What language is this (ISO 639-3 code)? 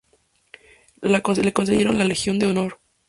spa